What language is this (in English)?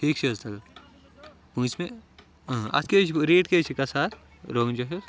Kashmiri